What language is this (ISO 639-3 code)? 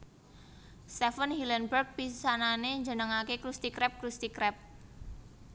jav